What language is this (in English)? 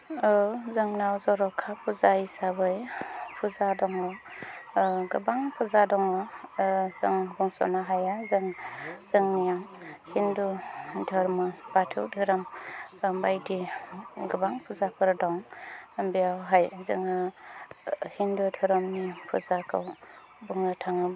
Bodo